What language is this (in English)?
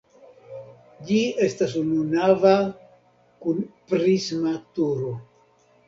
Esperanto